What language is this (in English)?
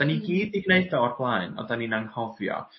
Welsh